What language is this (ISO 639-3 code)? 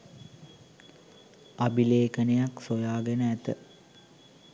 sin